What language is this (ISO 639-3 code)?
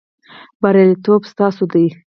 pus